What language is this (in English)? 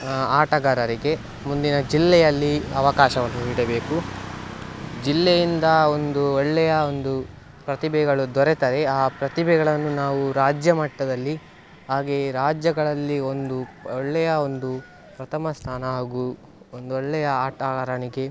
Kannada